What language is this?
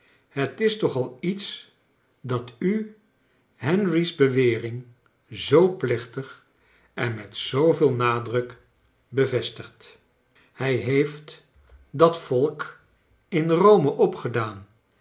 Dutch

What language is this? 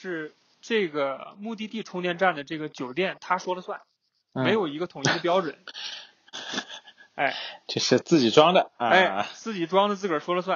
Chinese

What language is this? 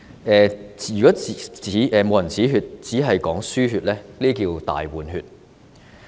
Cantonese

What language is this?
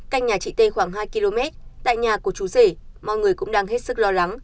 Vietnamese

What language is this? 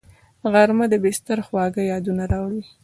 Pashto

